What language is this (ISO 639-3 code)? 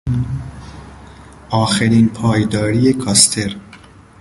fas